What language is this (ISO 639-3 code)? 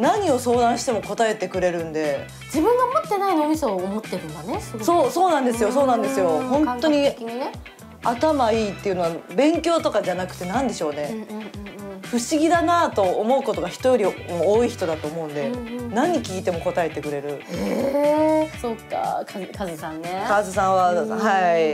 jpn